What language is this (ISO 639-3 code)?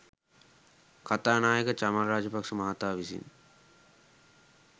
sin